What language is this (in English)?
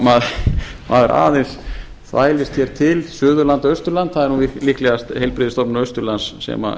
Icelandic